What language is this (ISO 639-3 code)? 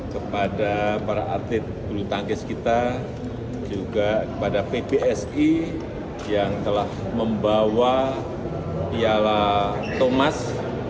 ind